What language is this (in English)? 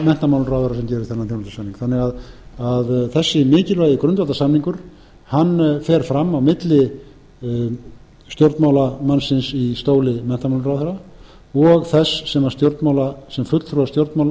Icelandic